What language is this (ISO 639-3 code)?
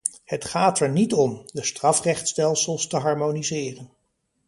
nld